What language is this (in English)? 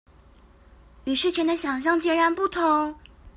Chinese